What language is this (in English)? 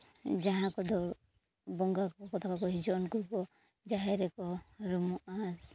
Santali